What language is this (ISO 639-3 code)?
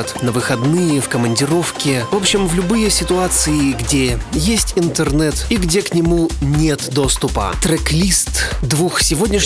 rus